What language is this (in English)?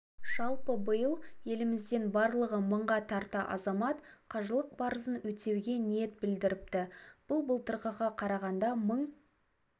Kazakh